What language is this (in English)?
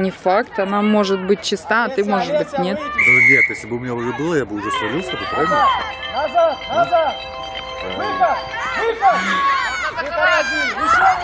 Russian